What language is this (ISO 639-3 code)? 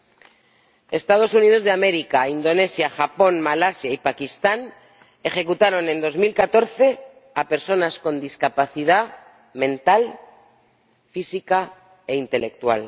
spa